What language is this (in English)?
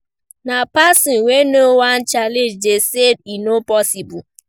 Nigerian Pidgin